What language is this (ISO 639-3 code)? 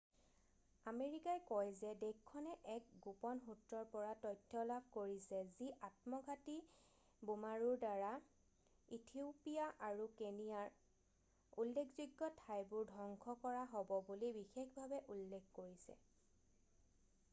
asm